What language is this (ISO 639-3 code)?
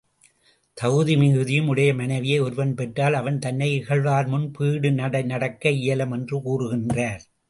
tam